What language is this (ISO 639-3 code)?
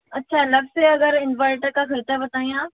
hin